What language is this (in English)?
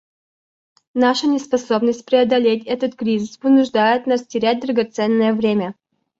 Russian